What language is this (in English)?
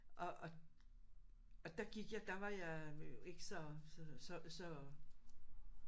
Danish